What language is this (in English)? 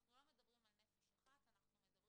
Hebrew